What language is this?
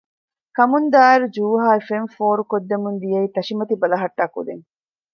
Divehi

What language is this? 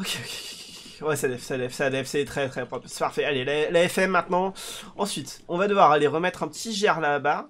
French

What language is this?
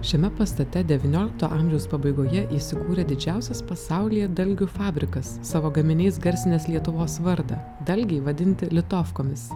Lithuanian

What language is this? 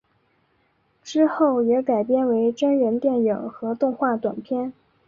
Chinese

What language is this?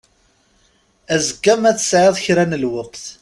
Kabyle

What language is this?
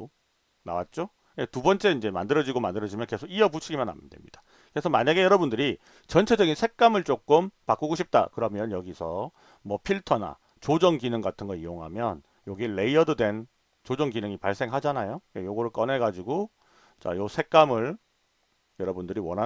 Korean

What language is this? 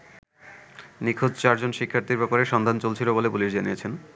Bangla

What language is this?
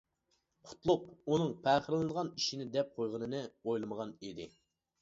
Uyghur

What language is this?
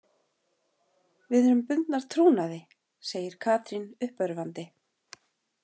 Icelandic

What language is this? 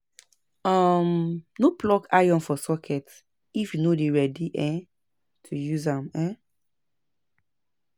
Nigerian Pidgin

